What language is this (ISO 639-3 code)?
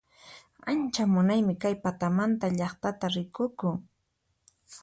qxp